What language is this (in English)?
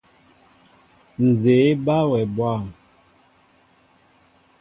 Mbo (Cameroon)